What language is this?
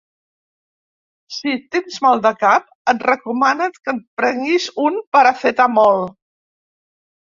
Catalan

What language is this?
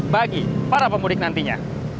Indonesian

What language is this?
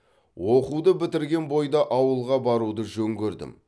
Kazakh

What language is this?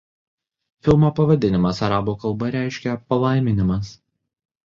Lithuanian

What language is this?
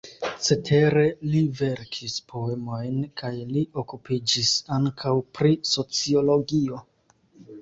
Esperanto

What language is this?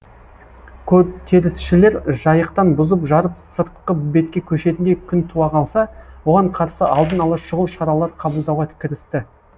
Kazakh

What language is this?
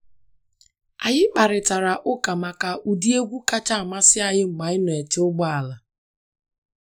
Igbo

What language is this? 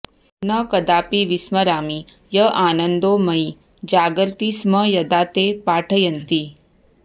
Sanskrit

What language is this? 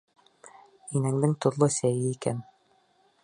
Bashkir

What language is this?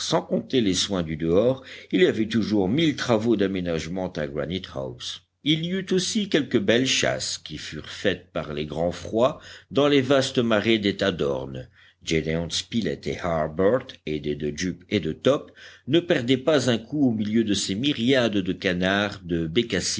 French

